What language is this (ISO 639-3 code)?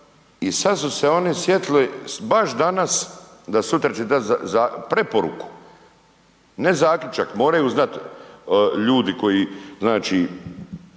hrv